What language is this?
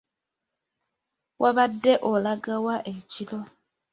Ganda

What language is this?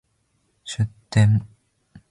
Japanese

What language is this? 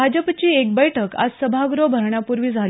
Marathi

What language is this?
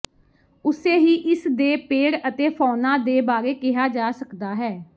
Punjabi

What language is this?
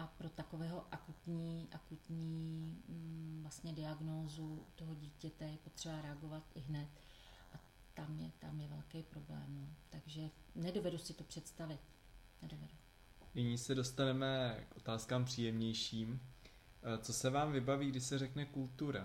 Czech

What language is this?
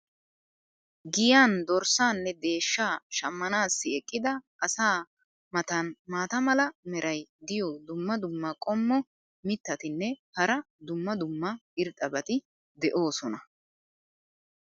Wolaytta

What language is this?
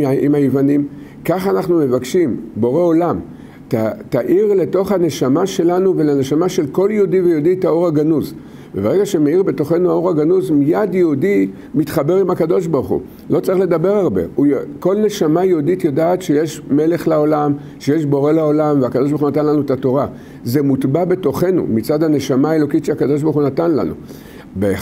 Hebrew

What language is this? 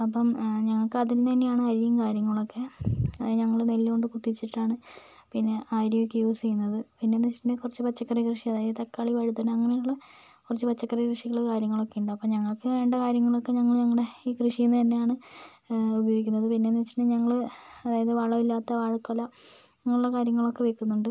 Malayalam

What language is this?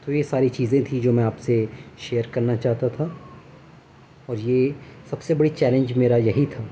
Urdu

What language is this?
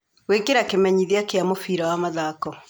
Kikuyu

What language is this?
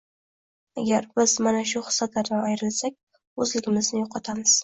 Uzbek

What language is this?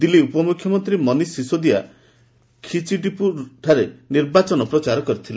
Odia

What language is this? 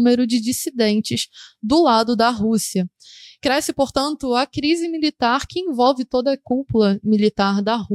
Portuguese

